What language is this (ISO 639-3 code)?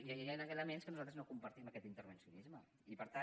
cat